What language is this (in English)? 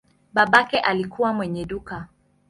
Swahili